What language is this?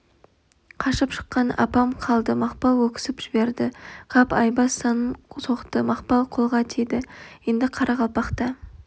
Kazakh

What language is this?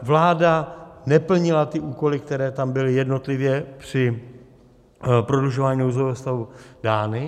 Czech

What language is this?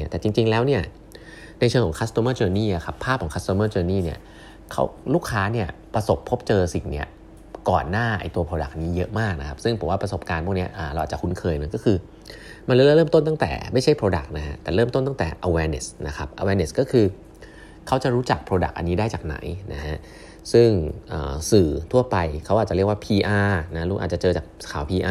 Thai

